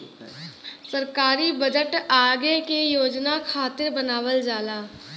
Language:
Bhojpuri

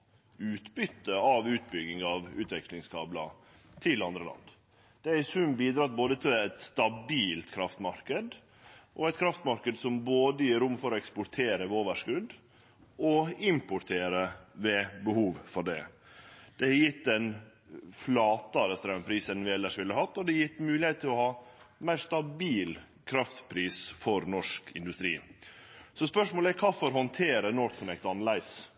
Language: Norwegian Nynorsk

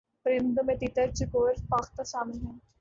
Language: Urdu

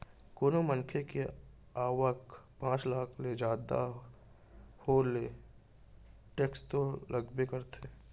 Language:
Chhattisgarhi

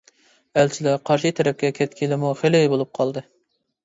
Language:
Uyghur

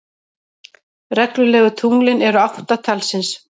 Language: Icelandic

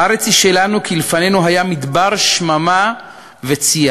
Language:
Hebrew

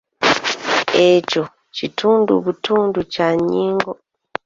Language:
Ganda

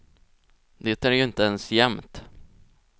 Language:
Swedish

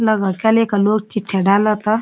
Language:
Garhwali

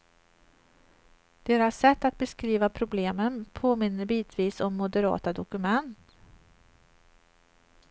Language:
Swedish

